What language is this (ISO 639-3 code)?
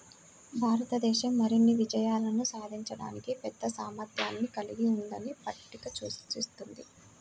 tel